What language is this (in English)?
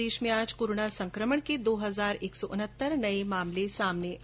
Hindi